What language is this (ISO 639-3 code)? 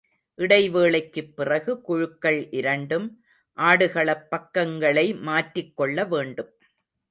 tam